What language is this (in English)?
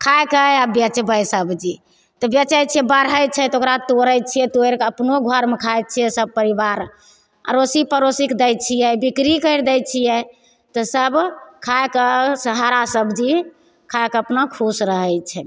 Maithili